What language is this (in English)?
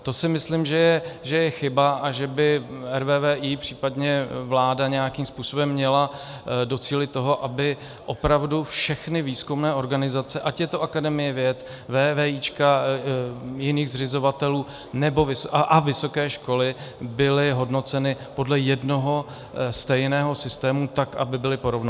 Czech